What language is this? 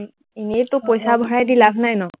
Assamese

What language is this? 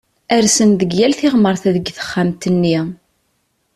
Kabyle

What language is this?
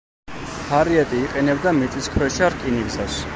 Georgian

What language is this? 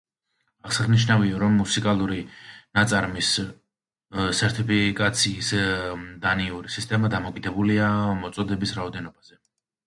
Georgian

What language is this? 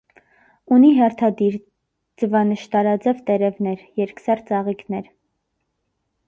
Armenian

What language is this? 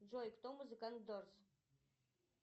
Russian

